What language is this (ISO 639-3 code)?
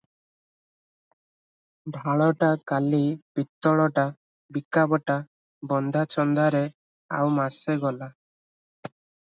ori